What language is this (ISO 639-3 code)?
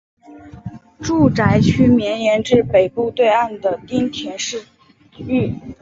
zho